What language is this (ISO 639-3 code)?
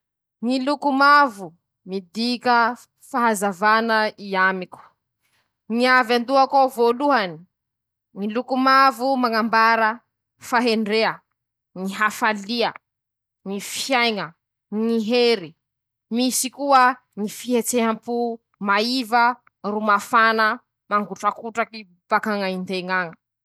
msh